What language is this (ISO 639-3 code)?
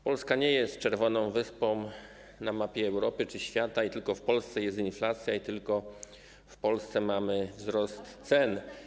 pol